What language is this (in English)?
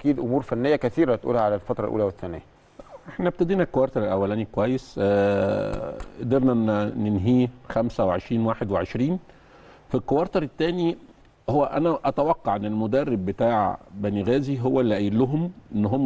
Arabic